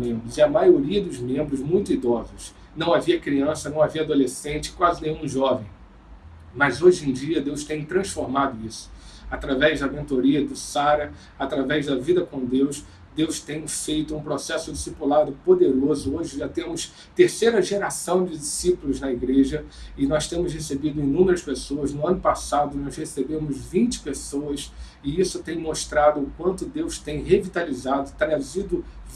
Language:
Portuguese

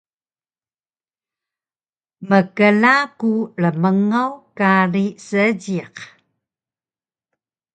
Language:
Taroko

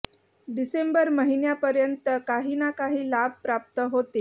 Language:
Marathi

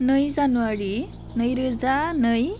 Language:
Bodo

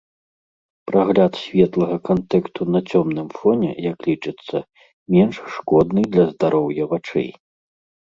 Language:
Belarusian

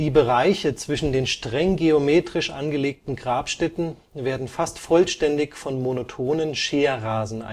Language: German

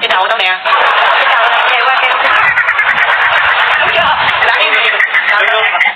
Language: Vietnamese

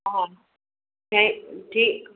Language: Sindhi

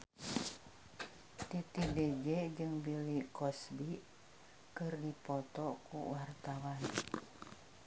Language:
Sundanese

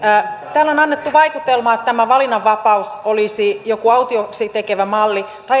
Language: Finnish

